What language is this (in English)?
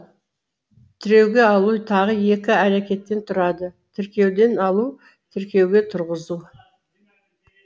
Kazakh